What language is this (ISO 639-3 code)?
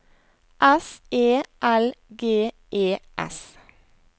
nor